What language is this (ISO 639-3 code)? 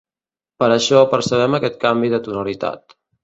cat